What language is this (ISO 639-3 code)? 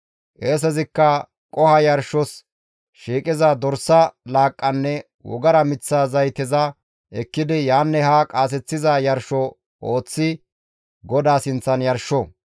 gmv